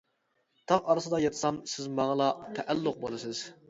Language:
Uyghur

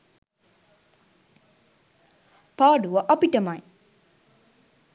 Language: Sinhala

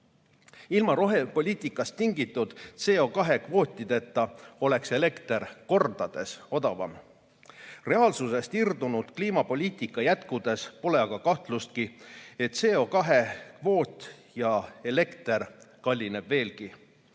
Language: Estonian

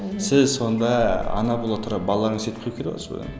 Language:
Kazakh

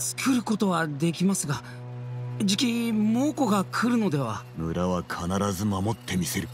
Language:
Japanese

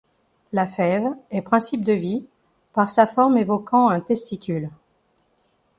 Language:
French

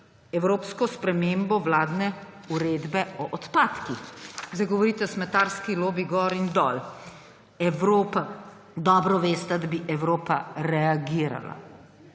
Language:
Slovenian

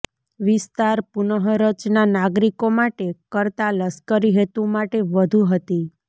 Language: Gujarati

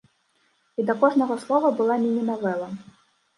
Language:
Belarusian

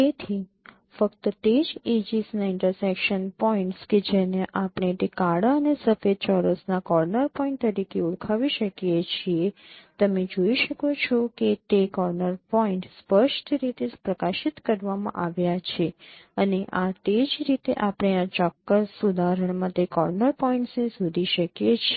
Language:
Gujarati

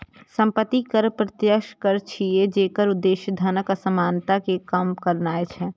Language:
Maithili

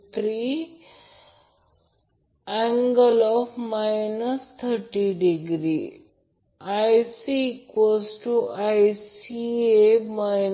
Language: Marathi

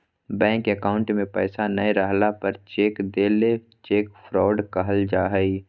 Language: Magahi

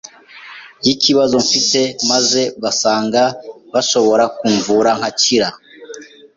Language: Kinyarwanda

